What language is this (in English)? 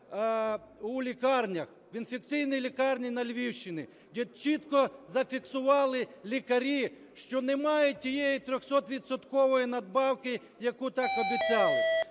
Ukrainian